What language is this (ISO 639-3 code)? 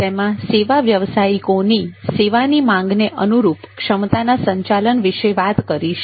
guj